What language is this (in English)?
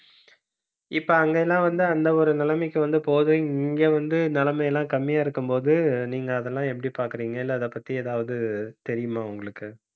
Tamil